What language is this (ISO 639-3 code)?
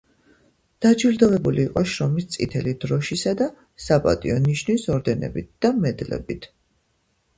kat